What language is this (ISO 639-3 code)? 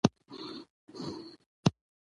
pus